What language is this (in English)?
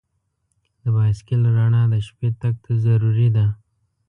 Pashto